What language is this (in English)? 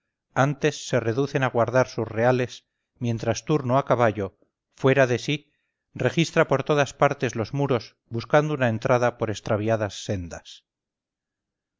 Spanish